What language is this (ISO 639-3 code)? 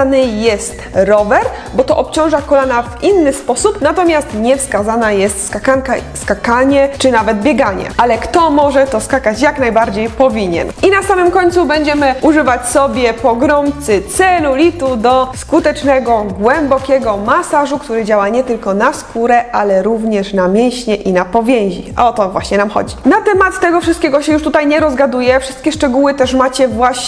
pol